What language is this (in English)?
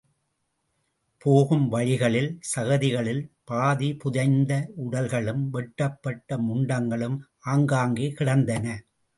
Tamil